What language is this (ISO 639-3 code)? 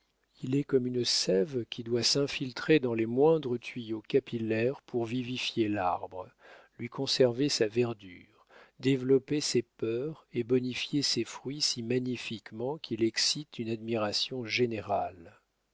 fra